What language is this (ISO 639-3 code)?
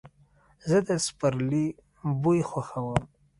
pus